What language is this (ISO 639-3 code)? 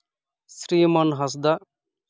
sat